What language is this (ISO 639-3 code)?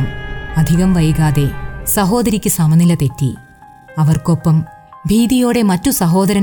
mal